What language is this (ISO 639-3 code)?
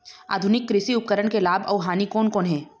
hne